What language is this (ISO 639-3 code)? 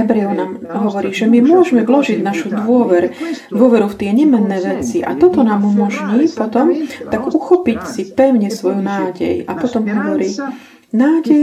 slk